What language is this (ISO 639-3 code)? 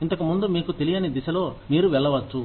tel